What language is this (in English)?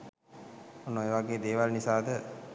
Sinhala